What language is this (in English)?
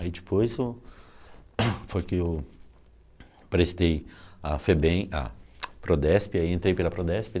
Portuguese